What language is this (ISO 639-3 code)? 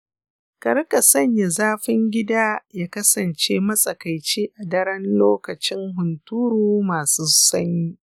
hau